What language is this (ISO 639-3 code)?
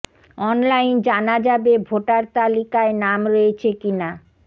ben